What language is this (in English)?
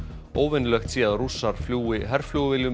Icelandic